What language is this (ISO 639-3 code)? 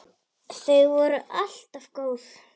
isl